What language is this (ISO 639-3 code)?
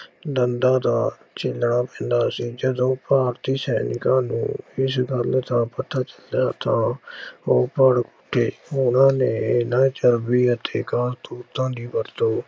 pan